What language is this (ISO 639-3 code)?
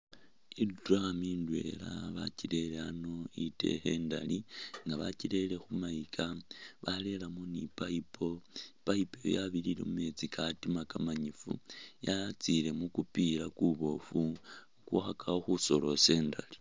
myx